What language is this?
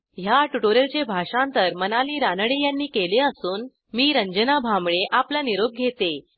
Marathi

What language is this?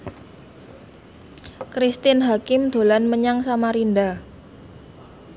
Javanese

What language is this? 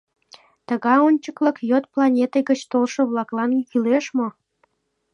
Mari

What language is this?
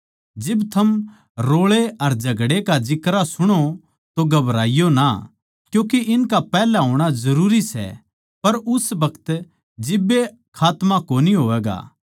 Haryanvi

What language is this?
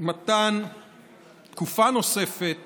Hebrew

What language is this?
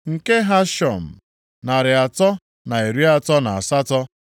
Igbo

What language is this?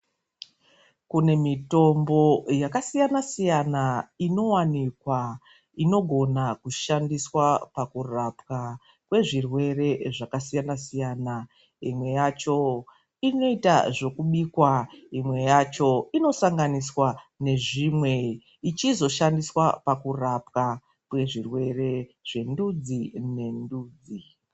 Ndau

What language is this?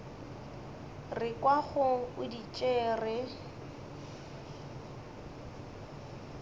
Northern Sotho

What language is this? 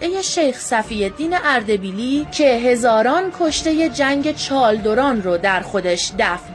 Persian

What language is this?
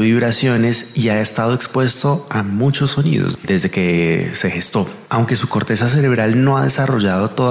Spanish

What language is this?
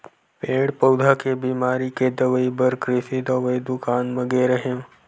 Chhattisgarhi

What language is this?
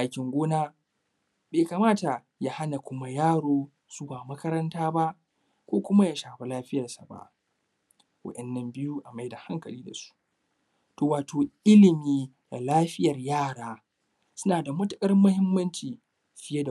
Hausa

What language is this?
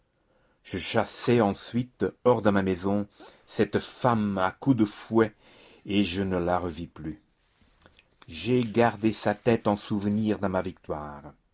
French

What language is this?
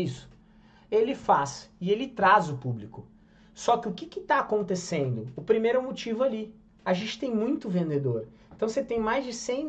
Portuguese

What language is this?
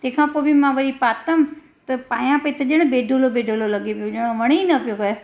Sindhi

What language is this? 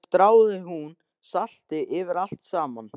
Icelandic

